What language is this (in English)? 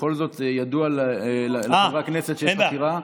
Hebrew